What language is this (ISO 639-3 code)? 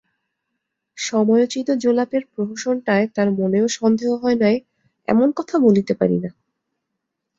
ben